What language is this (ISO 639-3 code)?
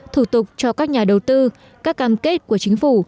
vie